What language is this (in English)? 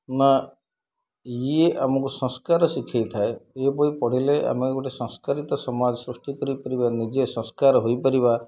Odia